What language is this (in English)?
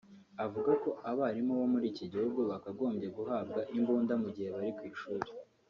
Kinyarwanda